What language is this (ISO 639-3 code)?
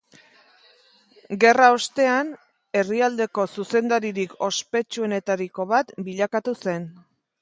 eus